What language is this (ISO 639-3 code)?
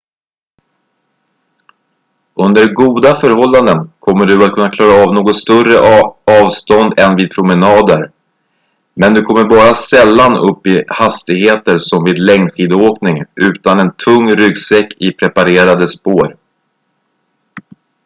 swe